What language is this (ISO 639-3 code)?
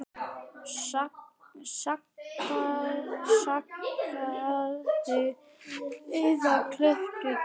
isl